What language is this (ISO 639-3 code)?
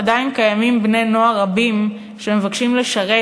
heb